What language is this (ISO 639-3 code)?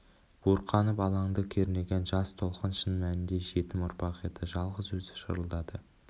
kaz